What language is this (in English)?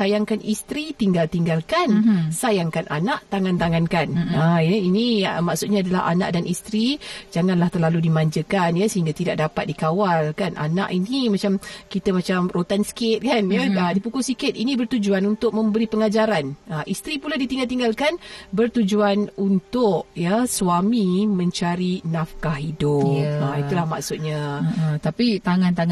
Malay